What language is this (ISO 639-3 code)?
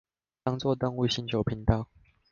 zho